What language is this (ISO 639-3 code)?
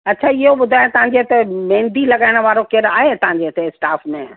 snd